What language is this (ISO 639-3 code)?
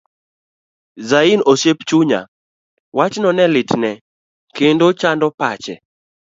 luo